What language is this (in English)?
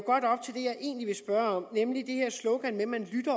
Danish